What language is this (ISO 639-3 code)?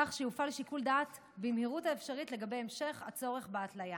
heb